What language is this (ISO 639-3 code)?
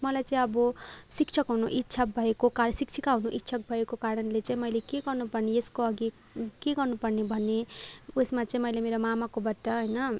nep